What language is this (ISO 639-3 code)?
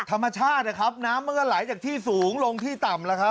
tha